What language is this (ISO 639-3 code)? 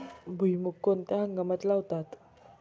mar